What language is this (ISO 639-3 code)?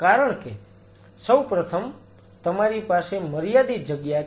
guj